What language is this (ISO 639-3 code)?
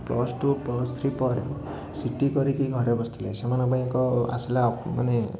ori